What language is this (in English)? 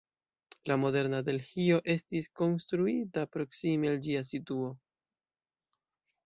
Esperanto